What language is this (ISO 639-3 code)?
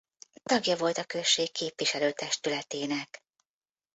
hun